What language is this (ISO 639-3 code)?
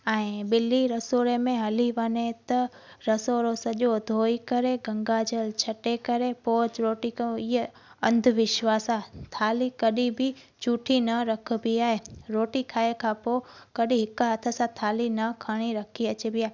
snd